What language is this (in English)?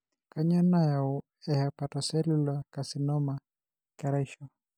Masai